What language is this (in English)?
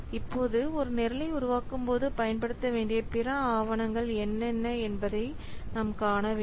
Tamil